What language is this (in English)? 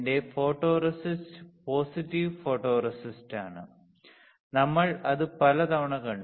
Malayalam